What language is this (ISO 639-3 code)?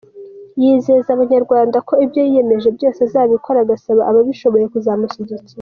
kin